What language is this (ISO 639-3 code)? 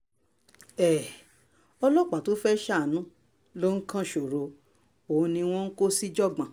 yor